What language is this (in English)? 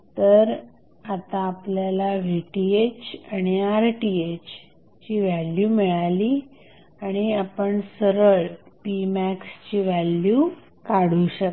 Marathi